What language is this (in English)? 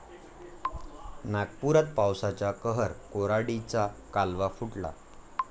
Marathi